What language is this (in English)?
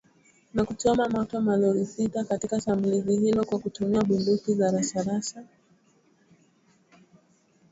Swahili